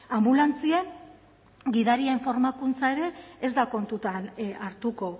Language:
Basque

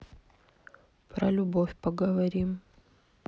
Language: Russian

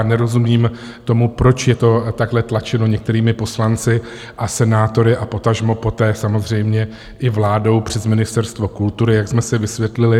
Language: Czech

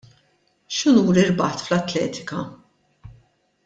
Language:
Maltese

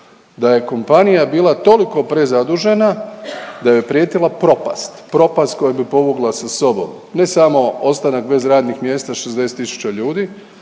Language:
Croatian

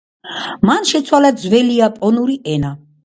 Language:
Georgian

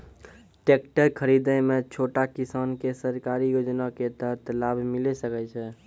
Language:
Maithili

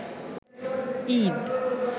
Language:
Bangla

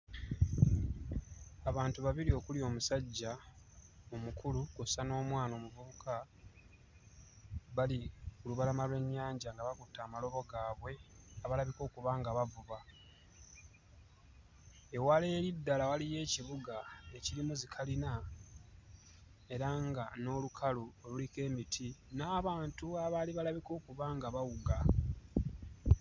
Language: Ganda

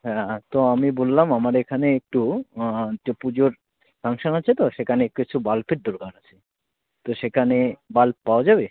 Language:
Bangla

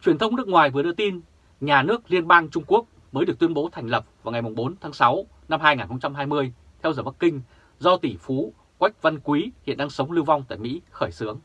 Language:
Vietnamese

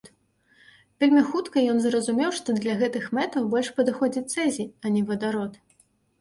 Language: Belarusian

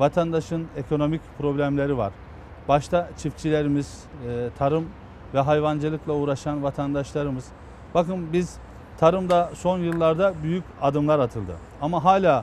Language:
Turkish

